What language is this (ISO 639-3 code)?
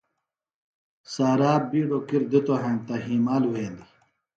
phl